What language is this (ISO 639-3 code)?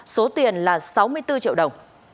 vie